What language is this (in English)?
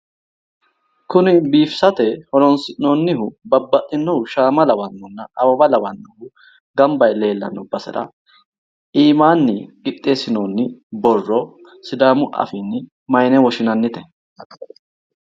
Sidamo